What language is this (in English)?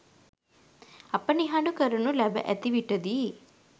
Sinhala